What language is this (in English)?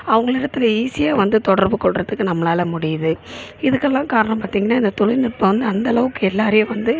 Tamil